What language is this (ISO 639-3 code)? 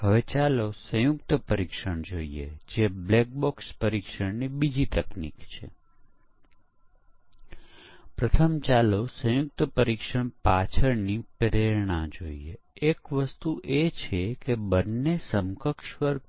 guj